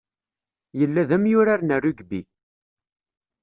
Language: Kabyle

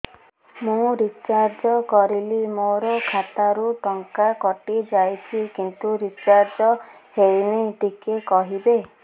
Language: Odia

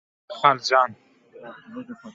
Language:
Turkmen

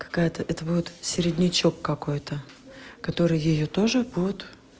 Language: Russian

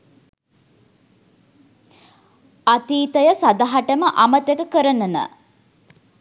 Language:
Sinhala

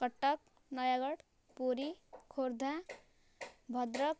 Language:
Odia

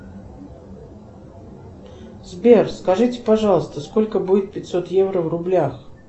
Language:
Russian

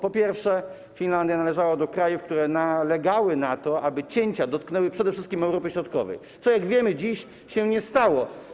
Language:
Polish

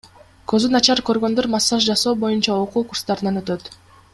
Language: Kyrgyz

